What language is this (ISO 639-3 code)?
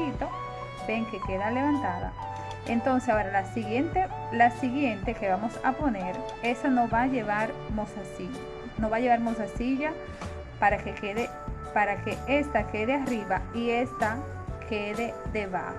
spa